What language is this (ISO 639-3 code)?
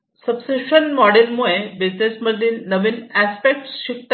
mar